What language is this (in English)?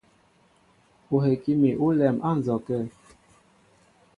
Mbo (Cameroon)